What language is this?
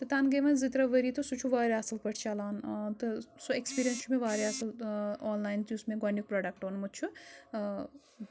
Kashmiri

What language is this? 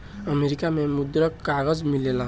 Bhojpuri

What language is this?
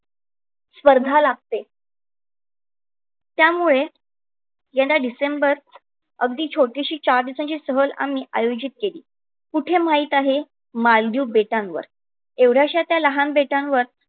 Marathi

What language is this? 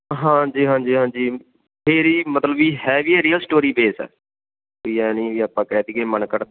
Punjabi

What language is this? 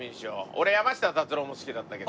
Japanese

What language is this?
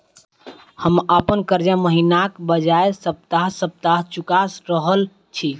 Maithili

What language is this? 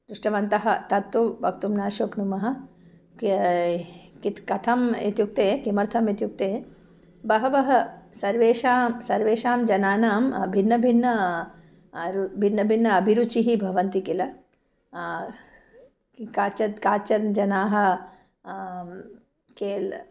Sanskrit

